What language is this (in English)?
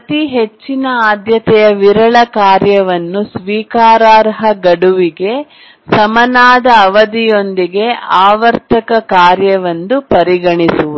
Kannada